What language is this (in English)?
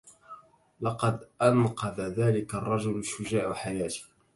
Arabic